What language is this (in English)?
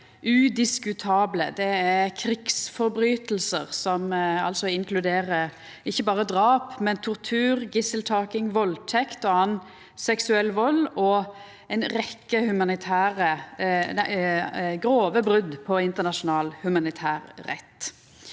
Norwegian